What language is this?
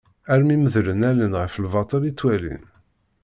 Kabyle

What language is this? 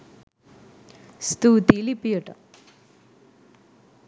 Sinhala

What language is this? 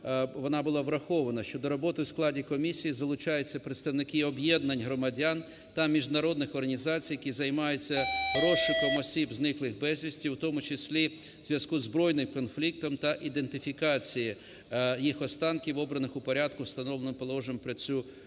Ukrainian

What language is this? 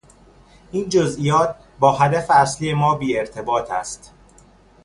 Persian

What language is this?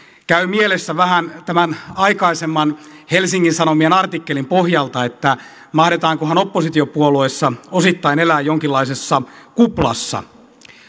Finnish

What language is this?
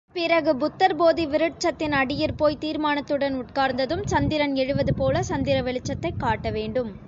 Tamil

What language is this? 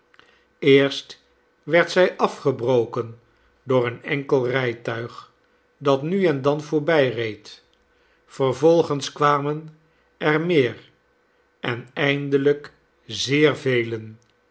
Dutch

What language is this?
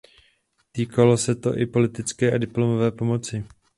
Czech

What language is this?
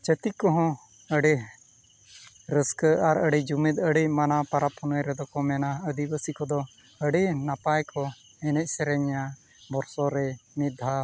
Santali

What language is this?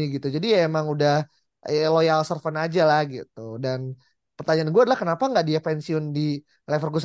Indonesian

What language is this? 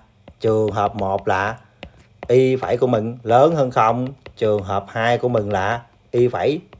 Vietnamese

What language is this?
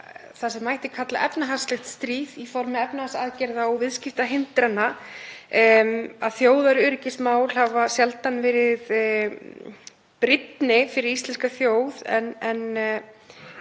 Icelandic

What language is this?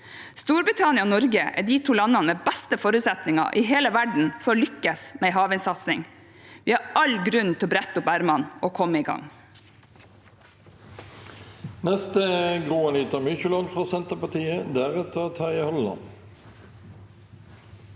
Norwegian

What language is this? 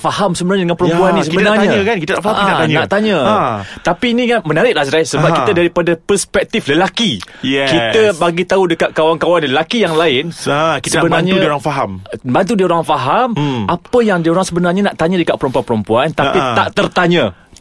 Malay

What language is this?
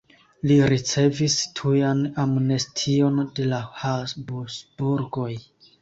Esperanto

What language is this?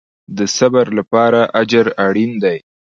Pashto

